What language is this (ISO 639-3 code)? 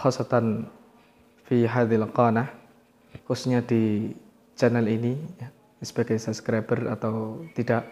ind